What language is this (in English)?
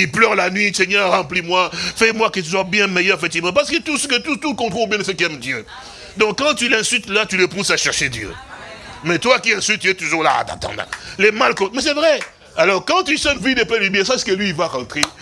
French